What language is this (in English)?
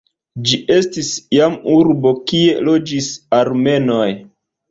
Esperanto